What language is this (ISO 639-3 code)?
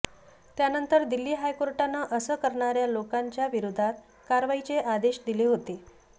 mar